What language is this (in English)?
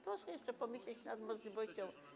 Polish